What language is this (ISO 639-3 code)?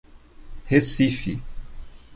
por